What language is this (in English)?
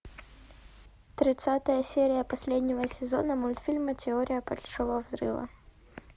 Russian